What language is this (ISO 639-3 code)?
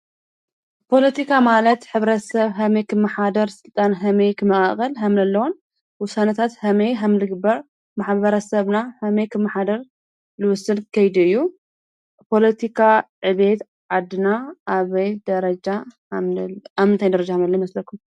tir